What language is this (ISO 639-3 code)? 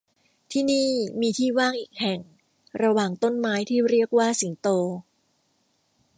tha